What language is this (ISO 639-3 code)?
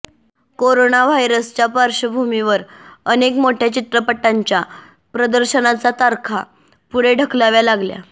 mar